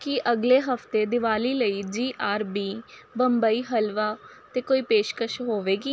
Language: Punjabi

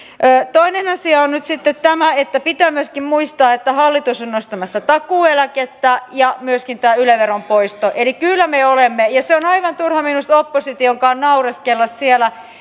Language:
Finnish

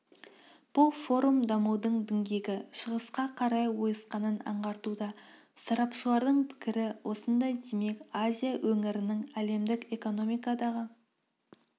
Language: Kazakh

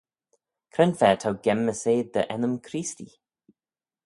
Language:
Manx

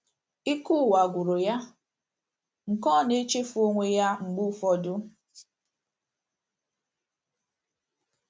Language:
Igbo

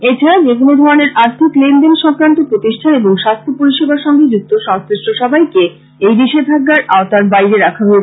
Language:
Bangla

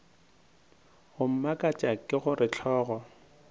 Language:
Northern Sotho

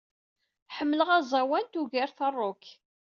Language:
Kabyle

